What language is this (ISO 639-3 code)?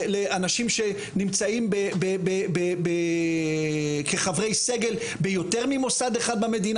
heb